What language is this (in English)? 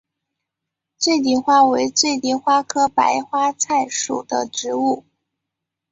Chinese